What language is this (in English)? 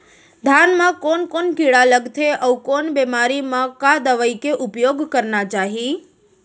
Chhattisgarhi